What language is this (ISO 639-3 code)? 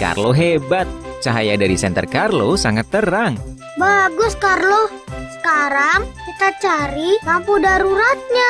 ind